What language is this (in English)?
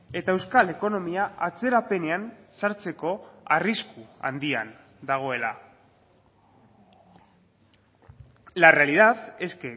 Basque